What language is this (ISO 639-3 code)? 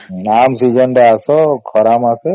ori